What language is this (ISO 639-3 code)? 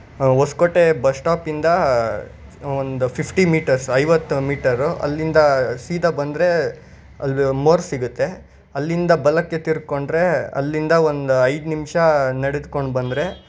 kan